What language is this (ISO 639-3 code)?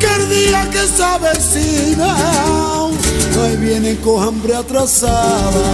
spa